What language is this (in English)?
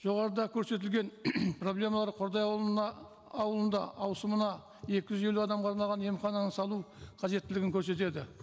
Kazakh